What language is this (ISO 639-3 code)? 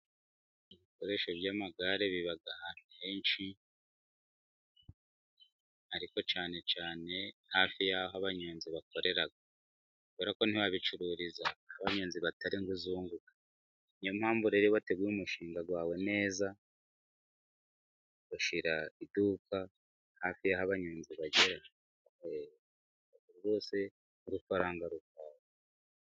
kin